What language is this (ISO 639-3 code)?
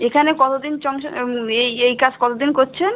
ben